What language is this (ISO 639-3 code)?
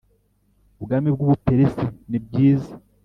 kin